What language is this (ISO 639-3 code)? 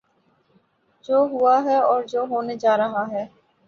urd